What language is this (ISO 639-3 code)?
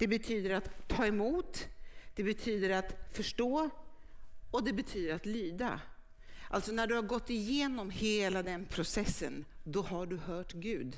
swe